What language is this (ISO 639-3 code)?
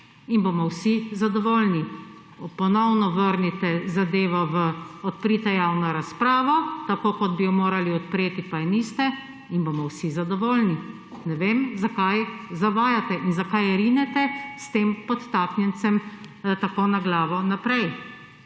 slv